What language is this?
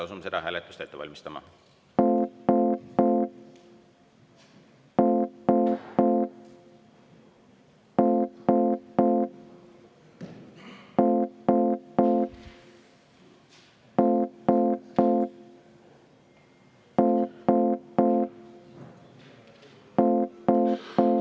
Estonian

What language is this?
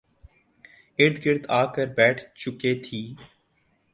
Urdu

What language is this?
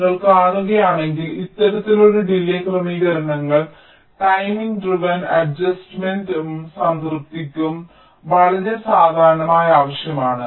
Malayalam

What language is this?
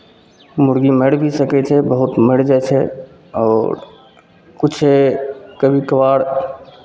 Maithili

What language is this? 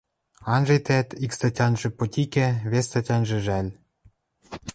Western Mari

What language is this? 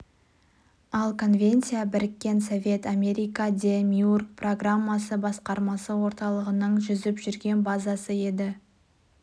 Kazakh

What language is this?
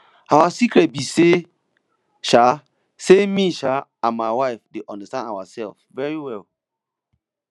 Nigerian Pidgin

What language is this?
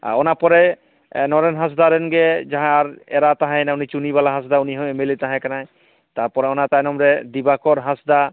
Santali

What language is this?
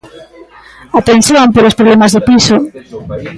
Galician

